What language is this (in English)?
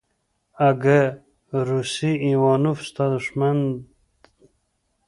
Pashto